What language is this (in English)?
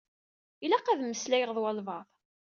Kabyle